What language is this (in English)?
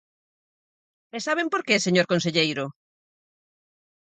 Galician